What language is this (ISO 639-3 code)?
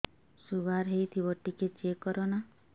ori